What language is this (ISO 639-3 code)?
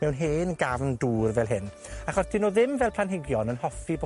cym